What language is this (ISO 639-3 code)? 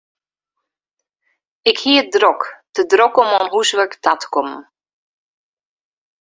fry